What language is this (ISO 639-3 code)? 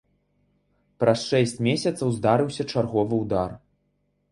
bel